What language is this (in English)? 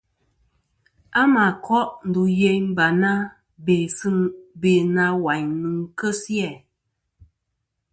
Kom